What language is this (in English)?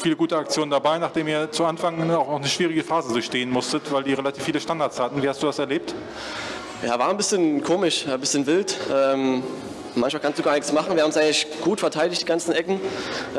German